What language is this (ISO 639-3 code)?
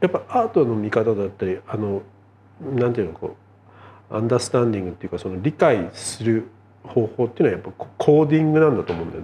jpn